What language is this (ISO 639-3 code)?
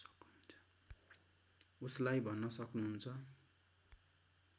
nep